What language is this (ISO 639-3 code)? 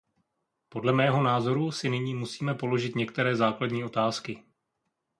ces